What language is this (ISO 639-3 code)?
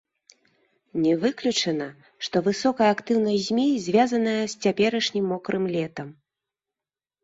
bel